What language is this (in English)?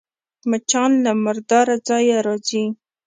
Pashto